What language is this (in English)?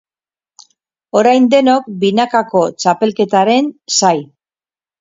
Basque